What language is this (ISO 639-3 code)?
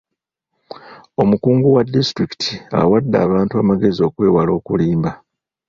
lug